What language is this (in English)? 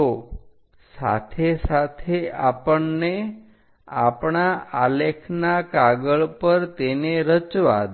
Gujarati